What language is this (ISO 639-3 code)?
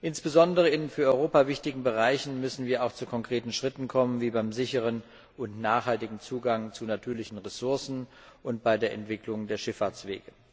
deu